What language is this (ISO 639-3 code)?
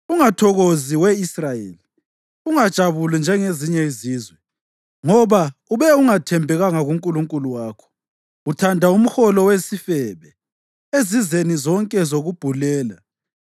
nde